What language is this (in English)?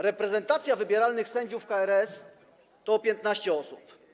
Polish